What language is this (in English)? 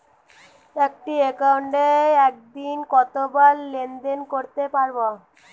Bangla